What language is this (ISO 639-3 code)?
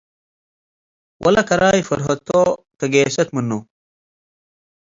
tig